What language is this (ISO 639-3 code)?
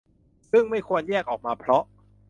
tha